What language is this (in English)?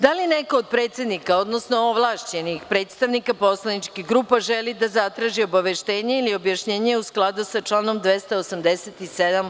Serbian